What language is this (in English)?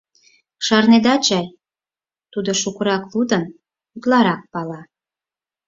Mari